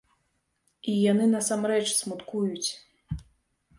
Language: Belarusian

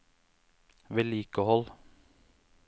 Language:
Norwegian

